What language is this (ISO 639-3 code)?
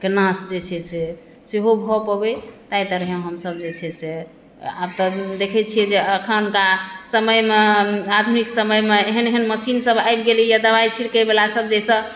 mai